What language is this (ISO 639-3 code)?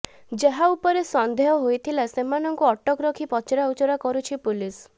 ori